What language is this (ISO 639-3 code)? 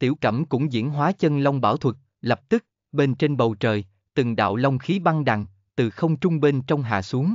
vie